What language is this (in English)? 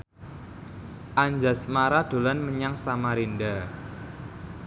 Javanese